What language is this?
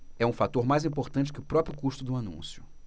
Portuguese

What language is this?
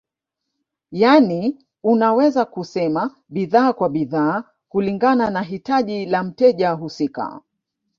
Swahili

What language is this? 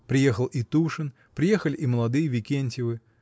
Russian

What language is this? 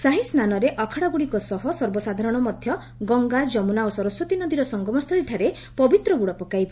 Odia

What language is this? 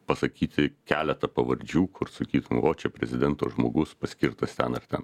Lithuanian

